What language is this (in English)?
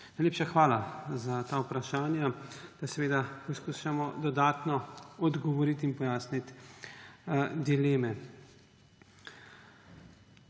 Slovenian